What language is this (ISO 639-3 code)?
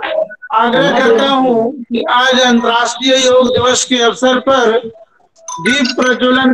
hin